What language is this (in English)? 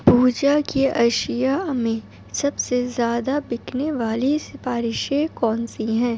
Urdu